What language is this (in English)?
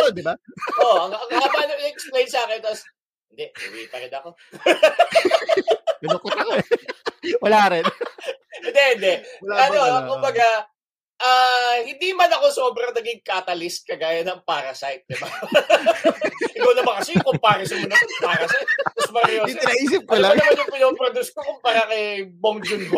Filipino